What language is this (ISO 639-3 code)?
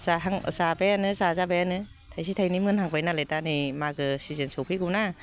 brx